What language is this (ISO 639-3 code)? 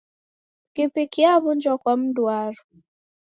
dav